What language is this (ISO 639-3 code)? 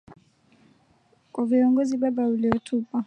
swa